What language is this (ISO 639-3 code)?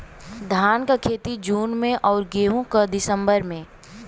bho